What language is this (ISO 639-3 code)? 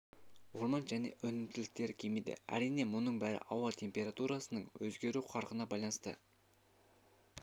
kaz